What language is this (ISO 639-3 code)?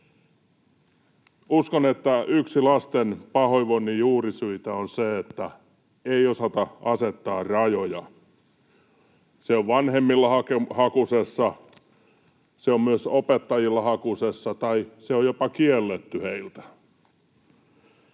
fin